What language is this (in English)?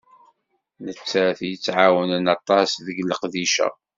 Kabyle